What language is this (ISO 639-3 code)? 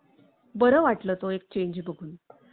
mar